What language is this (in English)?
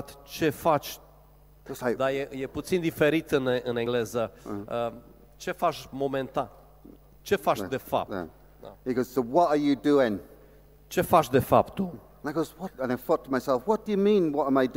Romanian